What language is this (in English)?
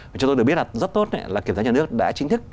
Vietnamese